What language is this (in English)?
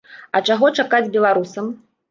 Belarusian